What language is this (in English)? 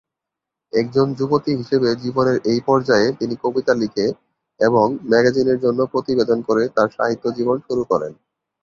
Bangla